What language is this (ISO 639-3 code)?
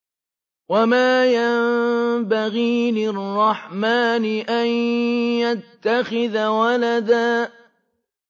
ara